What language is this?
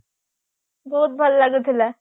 Odia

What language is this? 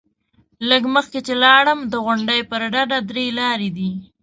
Pashto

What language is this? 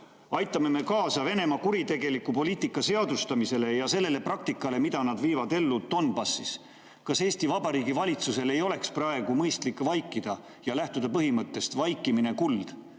Estonian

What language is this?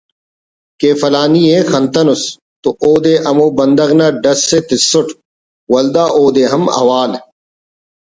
Brahui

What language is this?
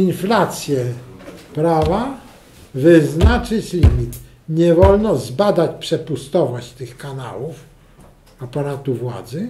Polish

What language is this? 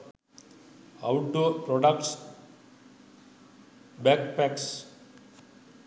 Sinhala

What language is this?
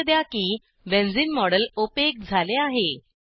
Marathi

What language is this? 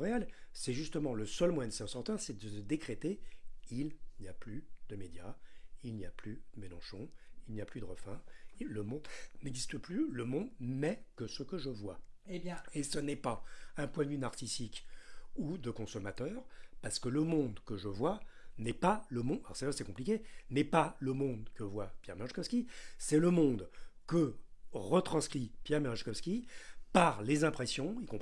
French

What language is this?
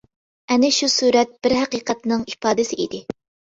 Uyghur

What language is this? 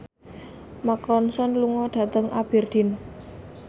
Javanese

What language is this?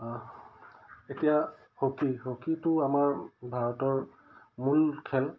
Assamese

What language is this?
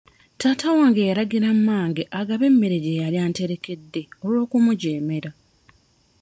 Ganda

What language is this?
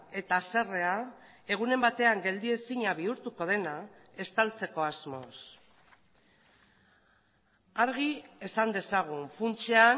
Basque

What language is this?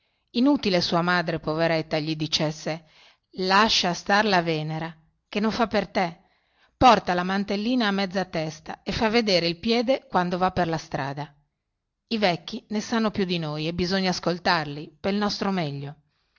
Italian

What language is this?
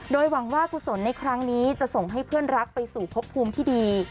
Thai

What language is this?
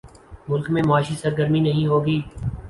Urdu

